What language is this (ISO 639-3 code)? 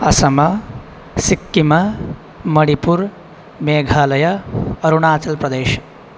san